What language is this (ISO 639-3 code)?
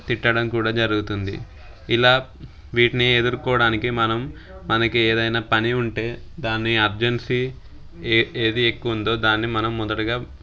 tel